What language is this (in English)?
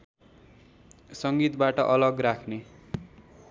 Nepali